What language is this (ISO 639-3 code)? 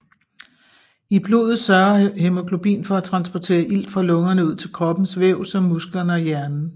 dan